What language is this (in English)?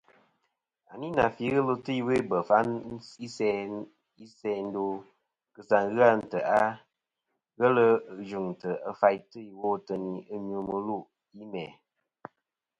Kom